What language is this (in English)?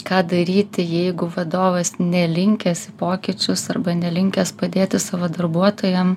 Lithuanian